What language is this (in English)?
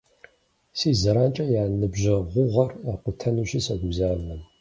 Kabardian